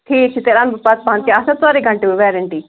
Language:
Kashmiri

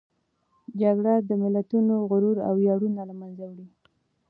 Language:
Pashto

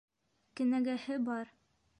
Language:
Bashkir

